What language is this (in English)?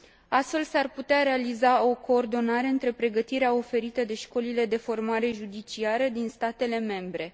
Romanian